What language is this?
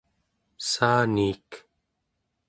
Central Yupik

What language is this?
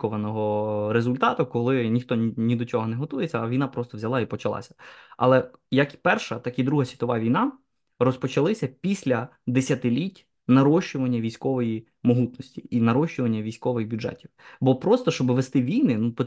Ukrainian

